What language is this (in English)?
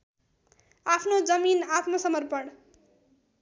Nepali